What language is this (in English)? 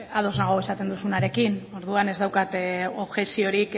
Basque